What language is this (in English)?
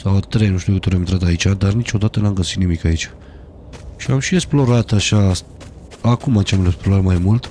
Romanian